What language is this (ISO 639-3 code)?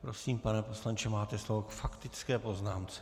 ces